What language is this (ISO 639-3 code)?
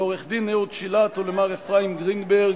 heb